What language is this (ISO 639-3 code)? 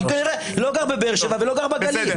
heb